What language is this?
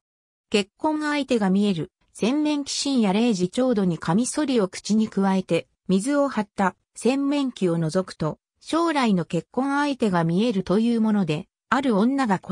Japanese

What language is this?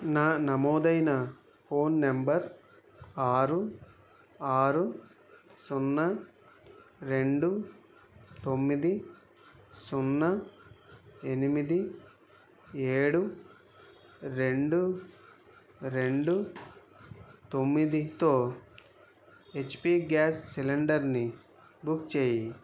Telugu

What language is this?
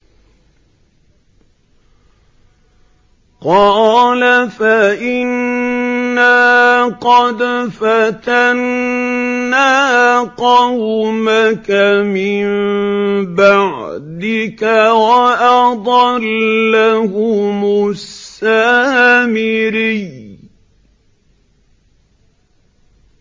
Arabic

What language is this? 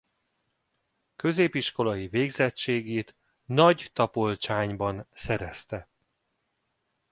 Hungarian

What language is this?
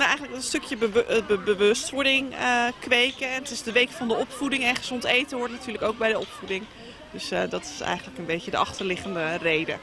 Dutch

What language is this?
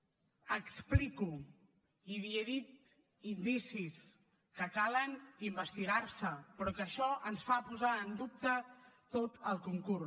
Catalan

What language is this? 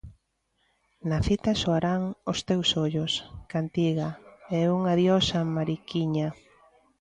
Galician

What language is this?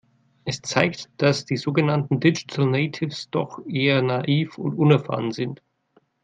German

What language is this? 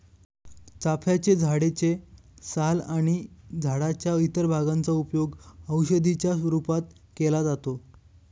Marathi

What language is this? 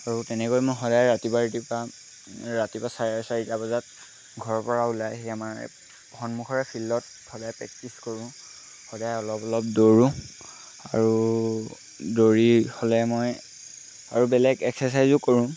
Assamese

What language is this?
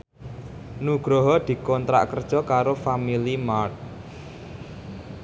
Javanese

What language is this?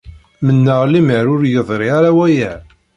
Kabyle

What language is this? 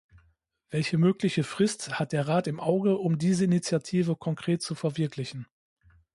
German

